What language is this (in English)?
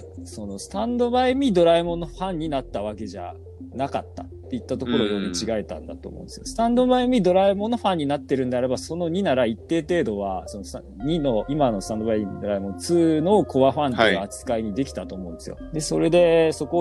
Japanese